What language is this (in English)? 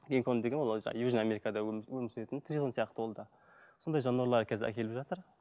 Kazakh